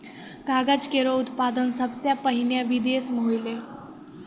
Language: Maithili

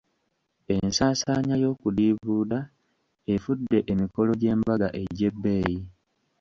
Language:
Ganda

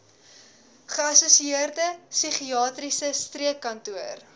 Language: Afrikaans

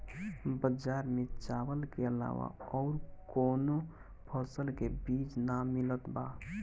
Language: Bhojpuri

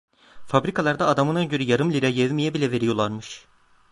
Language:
Turkish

